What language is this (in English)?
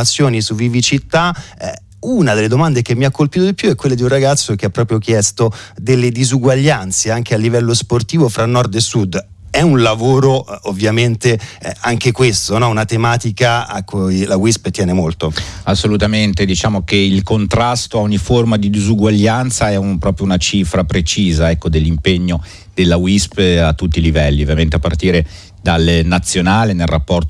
Italian